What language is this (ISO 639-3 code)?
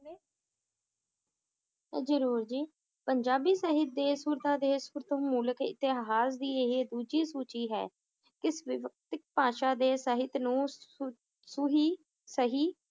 pan